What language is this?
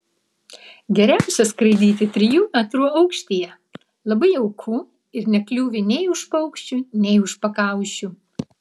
Lithuanian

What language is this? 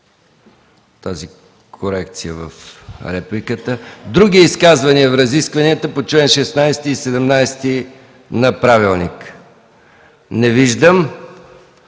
Bulgarian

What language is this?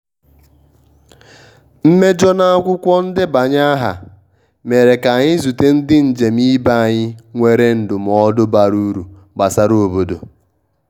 Igbo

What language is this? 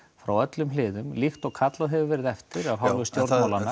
Icelandic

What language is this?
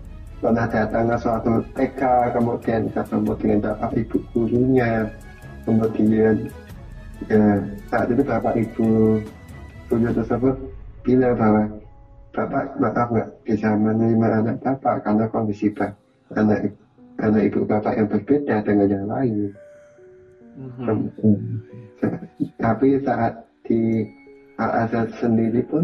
Indonesian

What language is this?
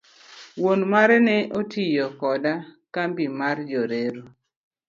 Luo (Kenya and Tanzania)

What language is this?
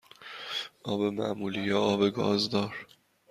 Persian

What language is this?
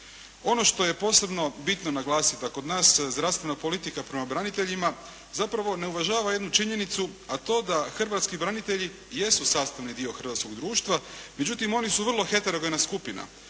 Croatian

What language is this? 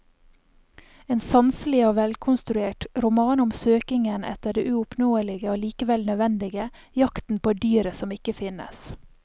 Norwegian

